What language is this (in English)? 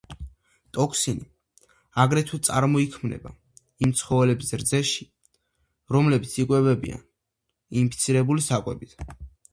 Georgian